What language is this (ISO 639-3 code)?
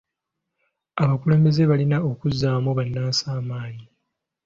lug